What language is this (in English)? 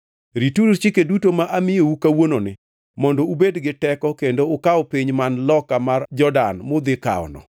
Luo (Kenya and Tanzania)